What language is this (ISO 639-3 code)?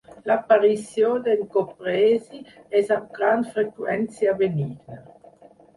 cat